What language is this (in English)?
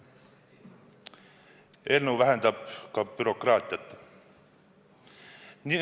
Estonian